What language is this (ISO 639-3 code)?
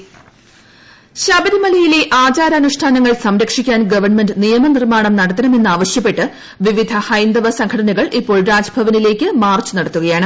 mal